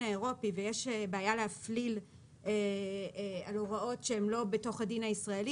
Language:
Hebrew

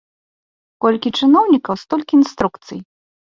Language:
Belarusian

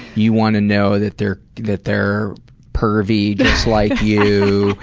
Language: English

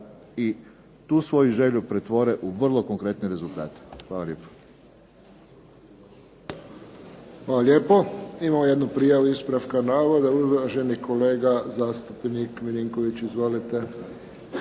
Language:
Croatian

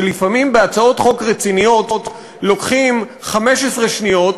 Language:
Hebrew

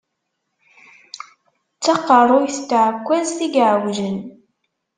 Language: Kabyle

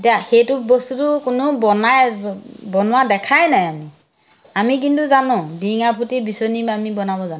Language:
Assamese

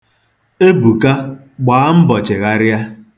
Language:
Igbo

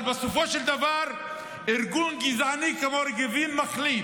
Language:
Hebrew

